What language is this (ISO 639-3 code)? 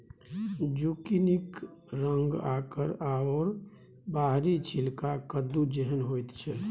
mai